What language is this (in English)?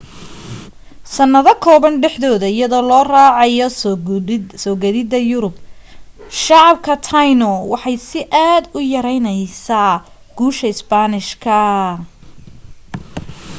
Somali